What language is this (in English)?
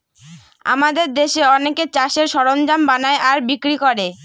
Bangla